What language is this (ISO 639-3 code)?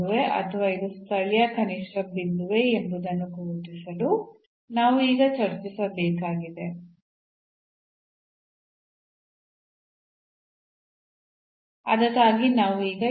kan